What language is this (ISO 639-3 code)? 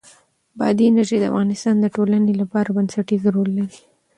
pus